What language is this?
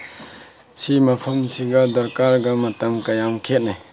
Manipuri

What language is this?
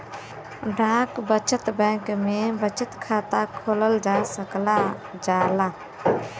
Bhojpuri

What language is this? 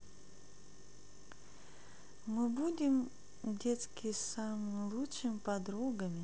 Russian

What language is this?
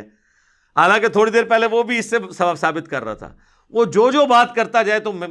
Urdu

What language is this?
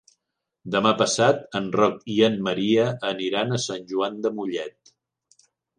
Catalan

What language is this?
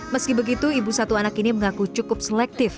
Indonesian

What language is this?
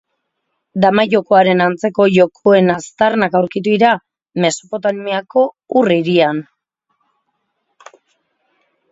Basque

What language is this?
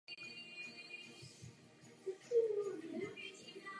Czech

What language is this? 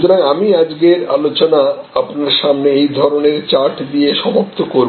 Bangla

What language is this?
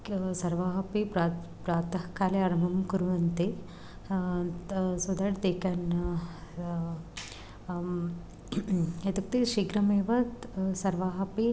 Sanskrit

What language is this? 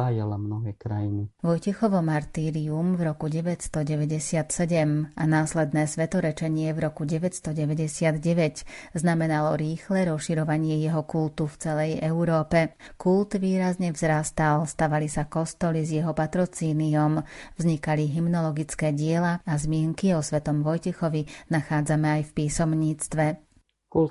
Slovak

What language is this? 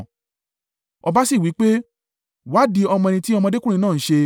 Yoruba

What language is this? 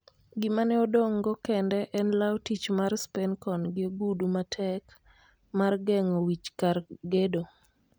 Luo (Kenya and Tanzania)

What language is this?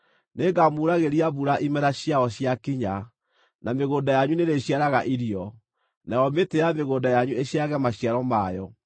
Kikuyu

